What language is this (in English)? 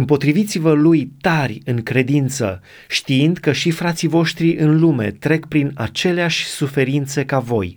Romanian